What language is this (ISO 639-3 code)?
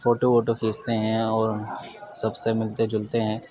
urd